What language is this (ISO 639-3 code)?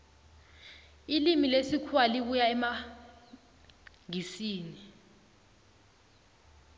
nbl